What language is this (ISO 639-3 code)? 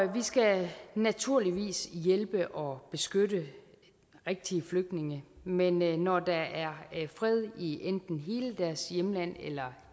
dan